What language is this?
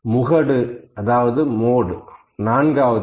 Tamil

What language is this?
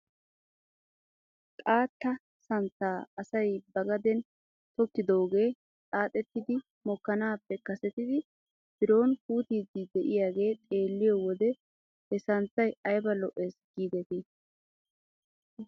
Wolaytta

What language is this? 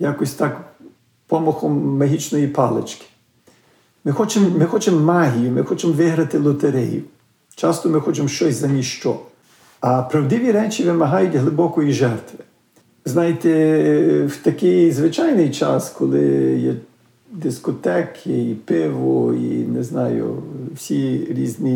Ukrainian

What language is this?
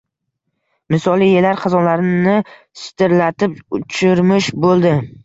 Uzbek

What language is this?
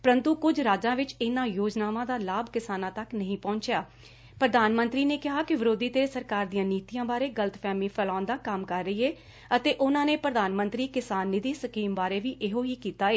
Punjabi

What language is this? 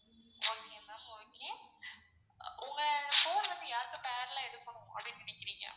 Tamil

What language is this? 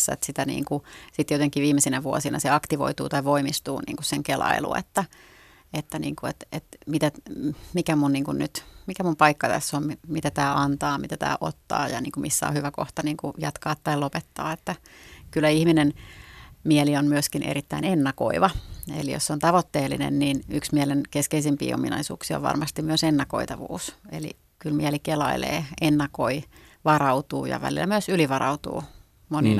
Finnish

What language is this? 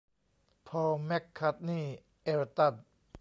Thai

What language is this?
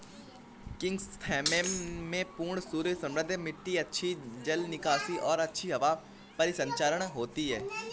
Hindi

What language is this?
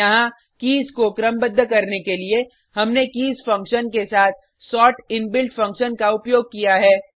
Hindi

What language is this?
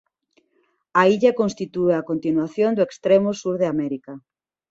Galician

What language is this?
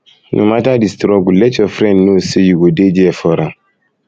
Nigerian Pidgin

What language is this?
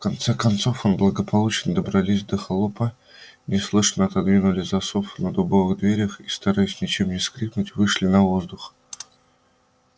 Russian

